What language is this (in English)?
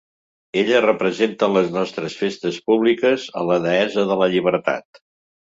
Catalan